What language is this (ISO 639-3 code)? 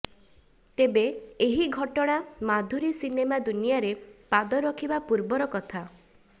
ori